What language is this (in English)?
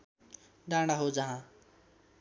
Nepali